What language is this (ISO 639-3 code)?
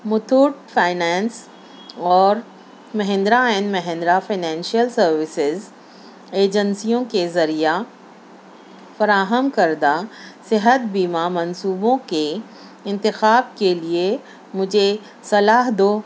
urd